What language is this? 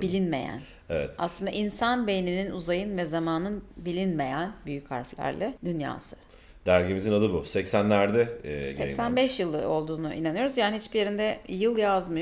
Turkish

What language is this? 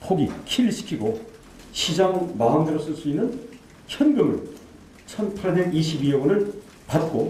Korean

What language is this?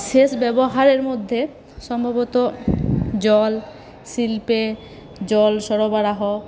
Bangla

